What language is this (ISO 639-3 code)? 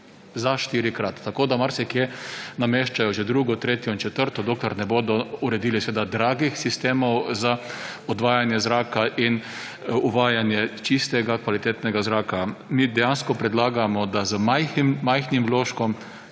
slv